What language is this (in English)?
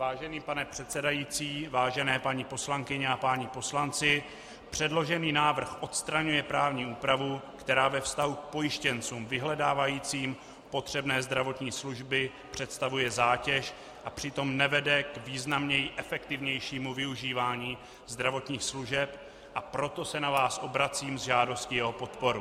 Czech